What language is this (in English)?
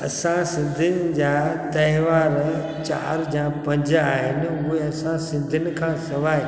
Sindhi